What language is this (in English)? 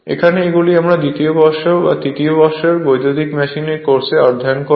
Bangla